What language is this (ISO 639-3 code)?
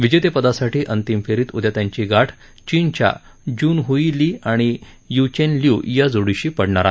mar